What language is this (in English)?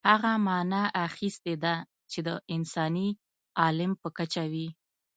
Pashto